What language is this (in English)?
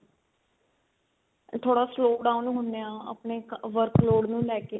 Punjabi